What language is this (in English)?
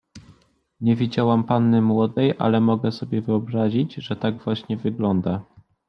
Polish